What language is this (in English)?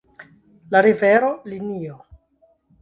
Esperanto